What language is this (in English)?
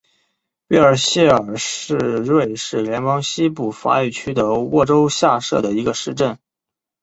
Chinese